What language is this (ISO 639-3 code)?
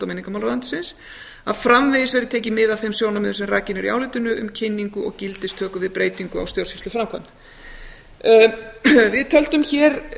isl